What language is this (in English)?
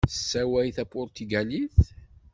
Kabyle